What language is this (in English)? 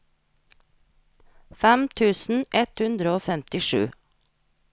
Norwegian